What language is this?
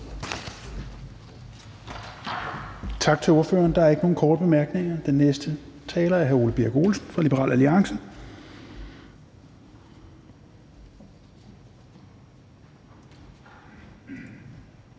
Danish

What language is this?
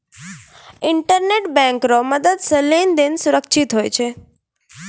Maithili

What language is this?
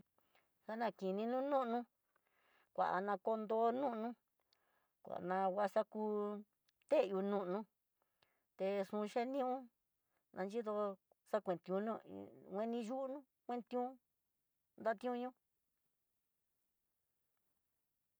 Tidaá Mixtec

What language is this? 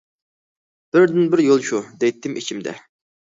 Uyghur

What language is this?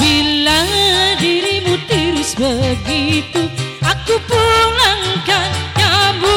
Indonesian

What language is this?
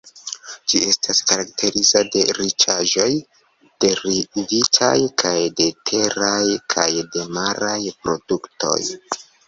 Esperanto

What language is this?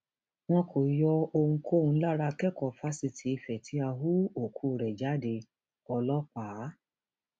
Yoruba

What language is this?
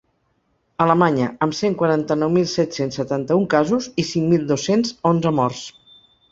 Catalan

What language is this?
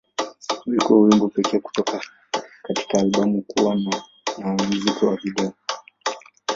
Swahili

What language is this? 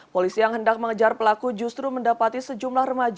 Indonesian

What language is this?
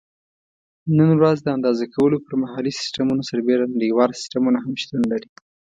Pashto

